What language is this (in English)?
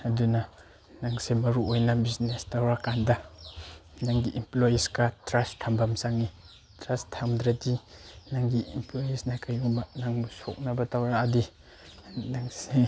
Manipuri